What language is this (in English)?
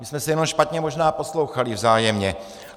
Czech